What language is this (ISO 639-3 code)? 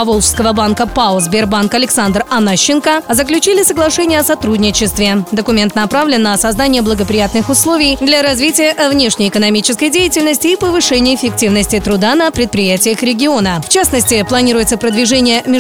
rus